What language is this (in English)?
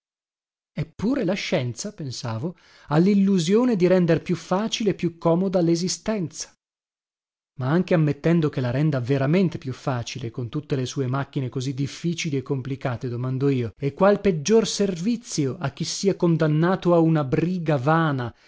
Italian